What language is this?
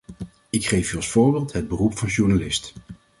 Dutch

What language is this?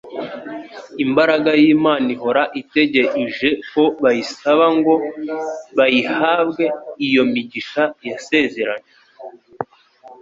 Kinyarwanda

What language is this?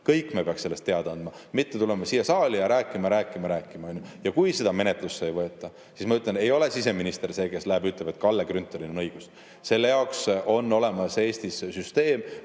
Estonian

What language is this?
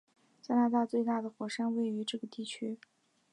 Chinese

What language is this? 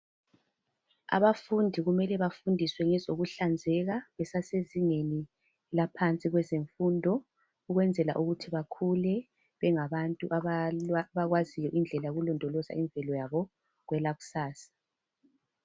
North Ndebele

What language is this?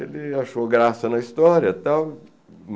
Portuguese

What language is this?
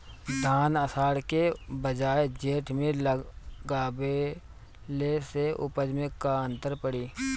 Bhojpuri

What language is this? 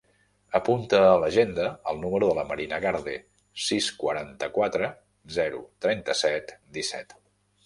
Catalan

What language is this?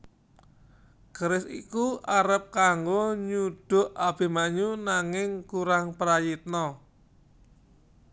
Javanese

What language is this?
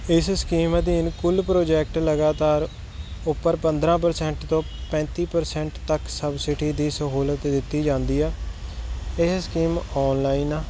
Punjabi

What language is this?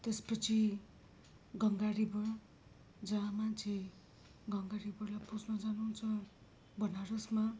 Nepali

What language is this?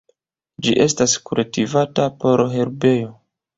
Esperanto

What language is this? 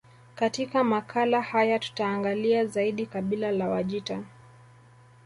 Swahili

